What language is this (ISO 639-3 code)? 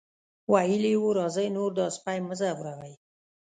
pus